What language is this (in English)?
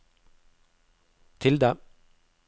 Norwegian